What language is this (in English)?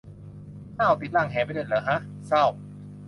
Thai